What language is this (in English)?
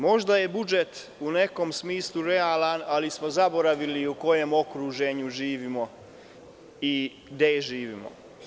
Serbian